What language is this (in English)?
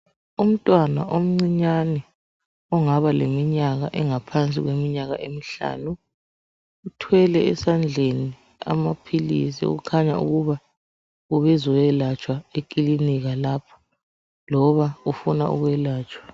North Ndebele